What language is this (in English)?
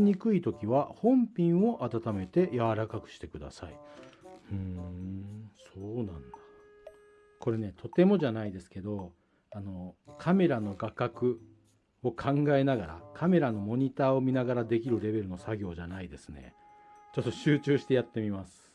Japanese